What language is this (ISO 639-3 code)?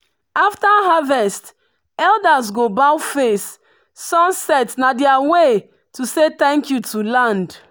pcm